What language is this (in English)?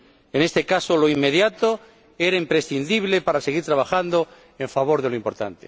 Spanish